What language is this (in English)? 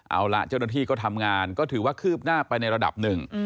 Thai